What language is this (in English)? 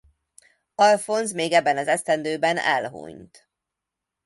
Hungarian